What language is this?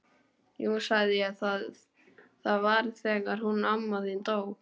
Icelandic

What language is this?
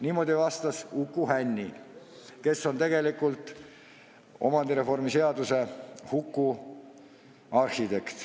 Estonian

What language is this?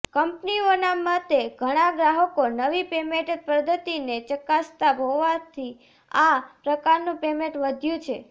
Gujarati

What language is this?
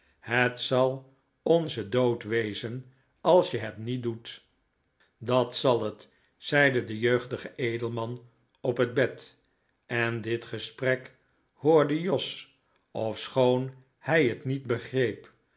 Dutch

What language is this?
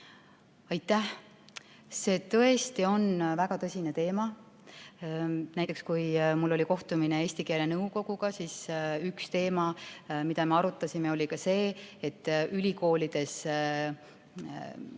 Estonian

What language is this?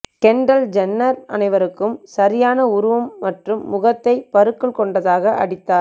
Tamil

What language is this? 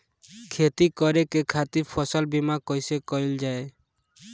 Bhojpuri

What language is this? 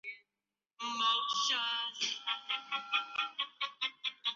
Chinese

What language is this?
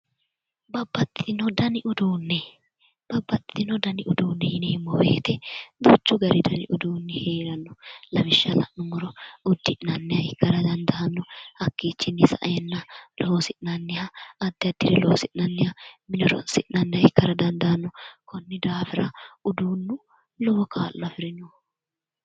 Sidamo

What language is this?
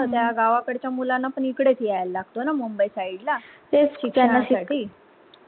Marathi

